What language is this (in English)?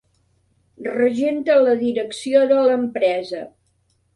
Catalan